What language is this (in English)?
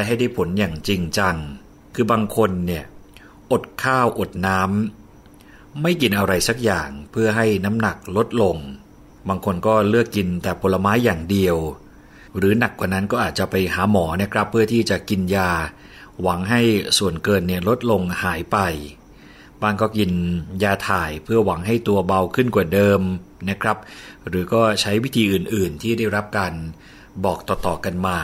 Thai